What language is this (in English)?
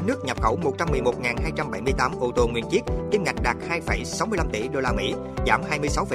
Vietnamese